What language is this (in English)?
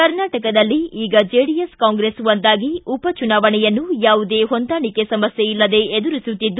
Kannada